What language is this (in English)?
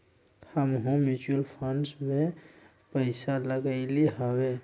Magahi